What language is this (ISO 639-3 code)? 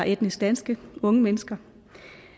dan